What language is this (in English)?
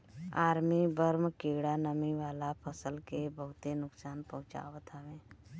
Bhojpuri